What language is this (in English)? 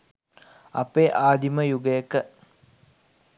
Sinhala